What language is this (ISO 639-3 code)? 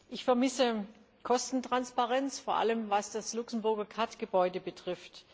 deu